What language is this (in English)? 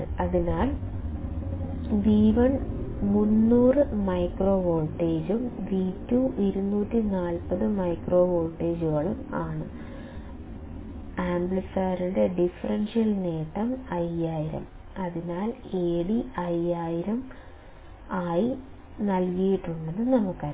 Malayalam